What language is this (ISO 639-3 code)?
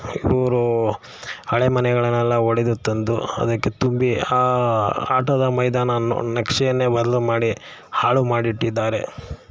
kan